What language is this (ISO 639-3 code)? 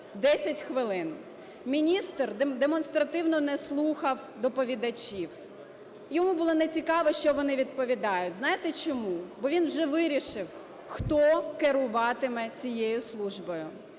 ukr